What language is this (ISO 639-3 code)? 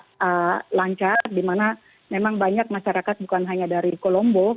ind